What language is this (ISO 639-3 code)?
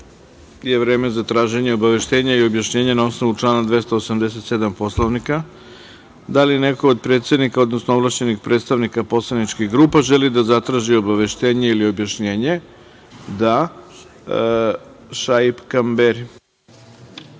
srp